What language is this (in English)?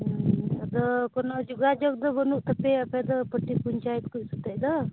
Santali